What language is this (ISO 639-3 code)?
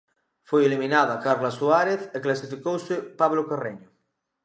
glg